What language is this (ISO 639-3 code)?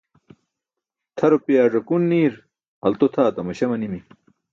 bsk